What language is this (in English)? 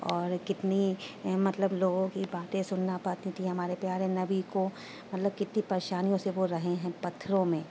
Urdu